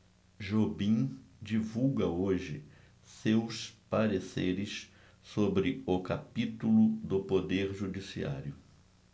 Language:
Portuguese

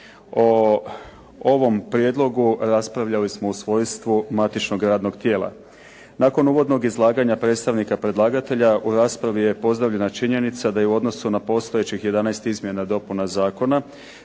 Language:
Croatian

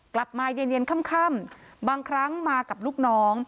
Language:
Thai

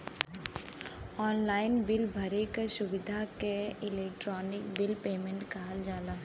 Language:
Bhojpuri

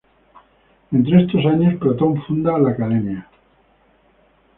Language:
Spanish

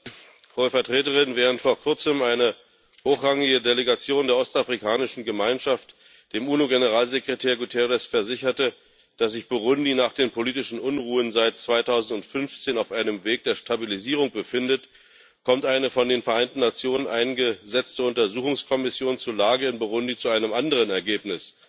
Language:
German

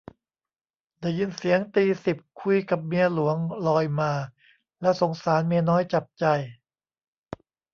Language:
Thai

